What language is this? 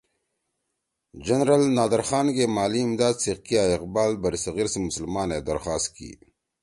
Torwali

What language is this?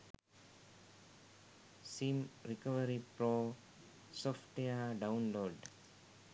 Sinhala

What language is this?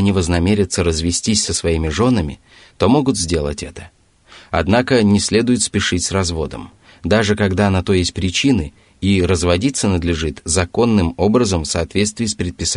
Russian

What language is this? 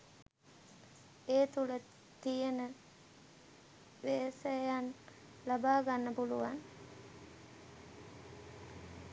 Sinhala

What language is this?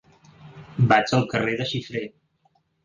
Catalan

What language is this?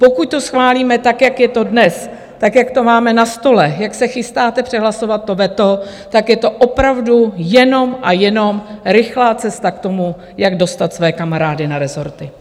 Czech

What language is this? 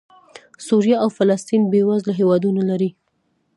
Pashto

